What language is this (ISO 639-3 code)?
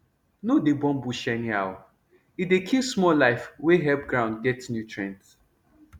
pcm